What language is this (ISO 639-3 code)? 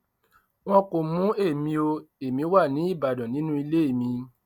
yor